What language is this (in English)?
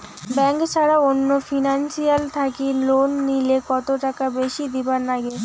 Bangla